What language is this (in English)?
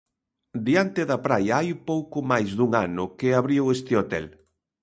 Galician